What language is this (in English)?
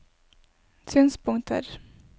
Norwegian